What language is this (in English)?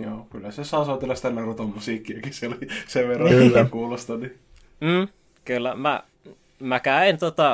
Finnish